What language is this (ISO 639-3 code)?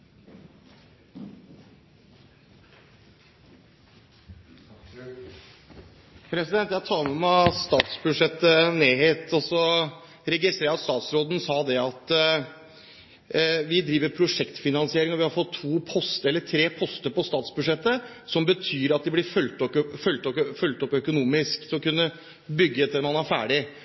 nor